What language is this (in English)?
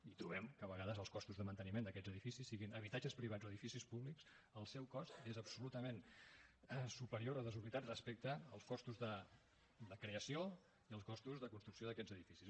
Catalan